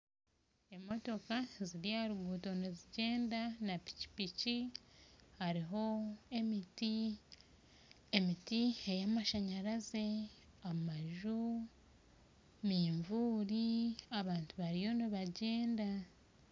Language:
Nyankole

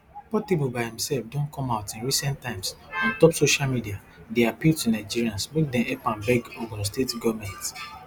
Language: Nigerian Pidgin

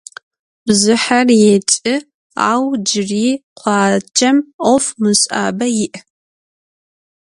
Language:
Adyghe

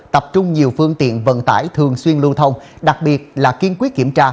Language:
Vietnamese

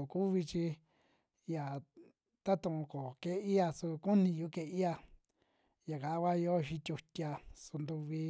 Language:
Western Juxtlahuaca Mixtec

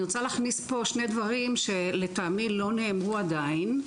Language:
Hebrew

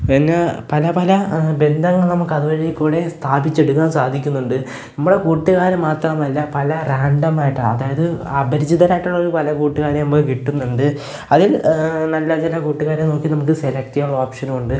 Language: Malayalam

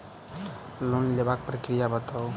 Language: Maithili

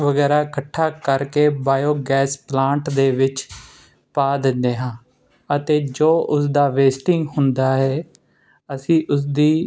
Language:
Punjabi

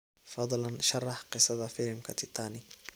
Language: Somali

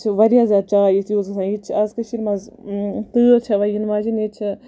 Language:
Kashmiri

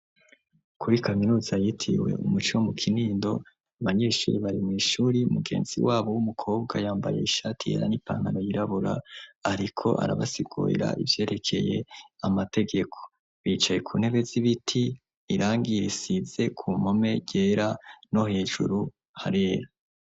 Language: Rundi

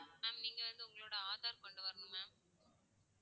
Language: Tamil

